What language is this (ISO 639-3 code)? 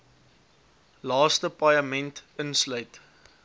afr